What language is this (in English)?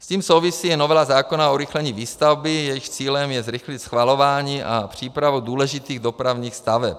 Czech